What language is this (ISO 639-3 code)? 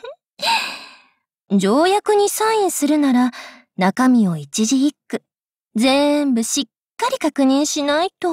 jpn